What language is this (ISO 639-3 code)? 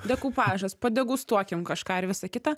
lit